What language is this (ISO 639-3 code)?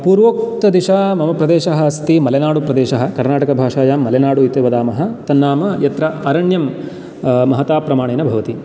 san